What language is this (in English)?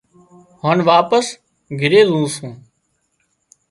Wadiyara Koli